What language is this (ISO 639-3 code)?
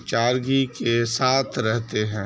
urd